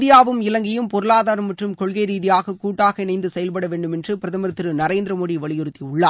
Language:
Tamil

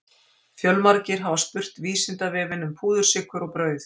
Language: Icelandic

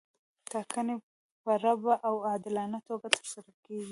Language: Pashto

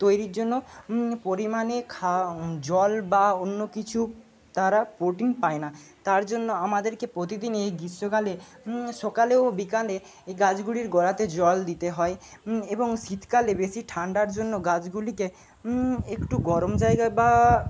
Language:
Bangla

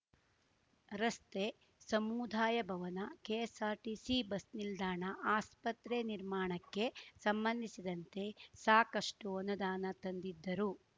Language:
Kannada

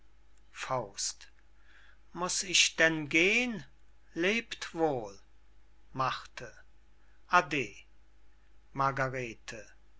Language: German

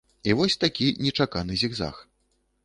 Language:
Belarusian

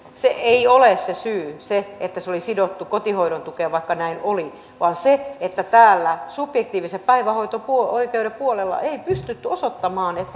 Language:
Finnish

